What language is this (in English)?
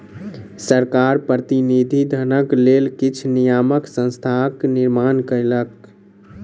Maithili